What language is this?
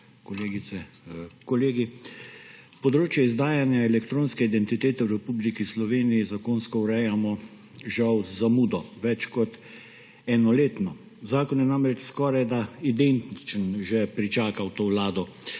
Slovenian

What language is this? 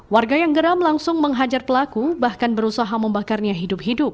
Indonesian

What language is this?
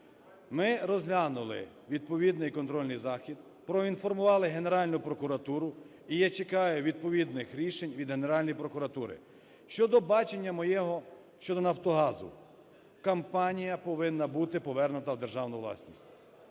Ukrainian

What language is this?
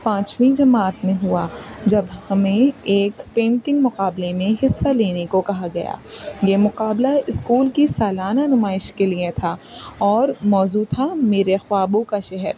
Urdu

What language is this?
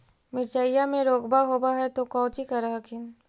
Magahi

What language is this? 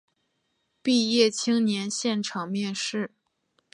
Chinese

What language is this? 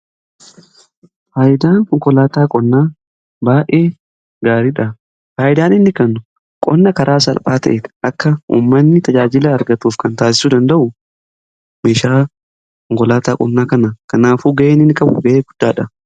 Oromo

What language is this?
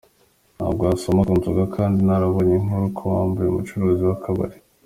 Kinyarwanda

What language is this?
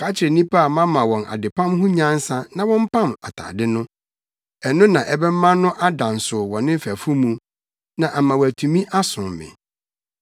Akan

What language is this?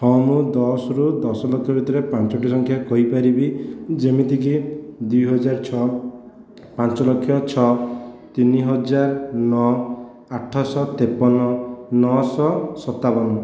Odia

